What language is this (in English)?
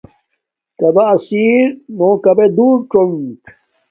Domaaki